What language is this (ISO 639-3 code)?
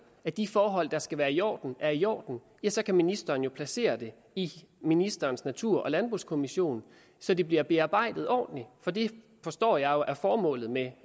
dan